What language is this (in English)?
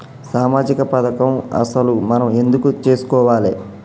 Telugu